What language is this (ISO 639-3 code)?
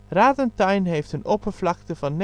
nld